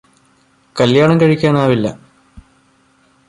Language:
Malayalam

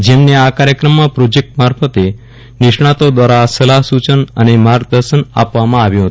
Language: Gujarati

